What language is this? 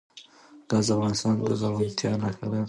Pashto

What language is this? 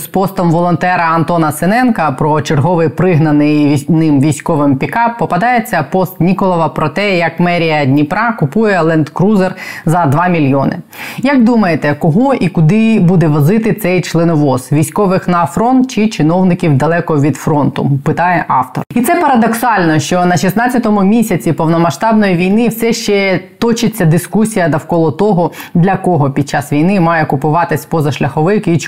Ukrainian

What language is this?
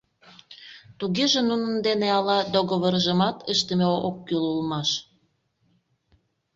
Mari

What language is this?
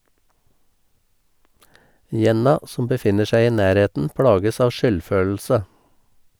Norwegian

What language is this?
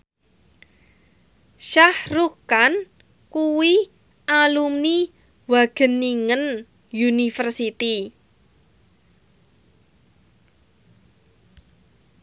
Javanese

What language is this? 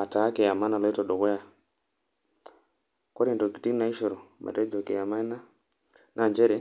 Masai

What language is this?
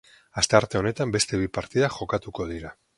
Basque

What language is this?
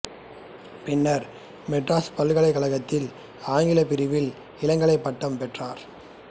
Tamil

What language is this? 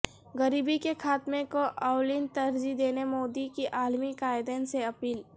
Urdu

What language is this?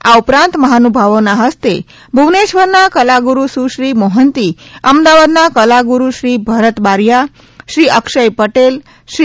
Gujarati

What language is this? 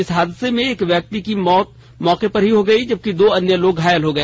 Hindi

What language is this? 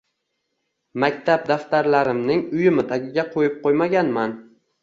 Uzbek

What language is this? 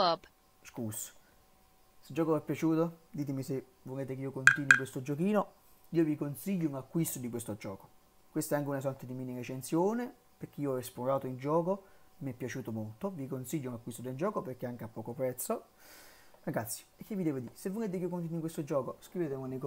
Italian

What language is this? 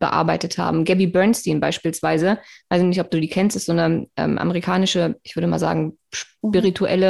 German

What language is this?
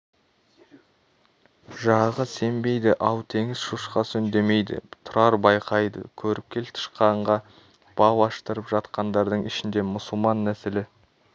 Kazakh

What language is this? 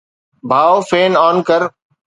Sindhi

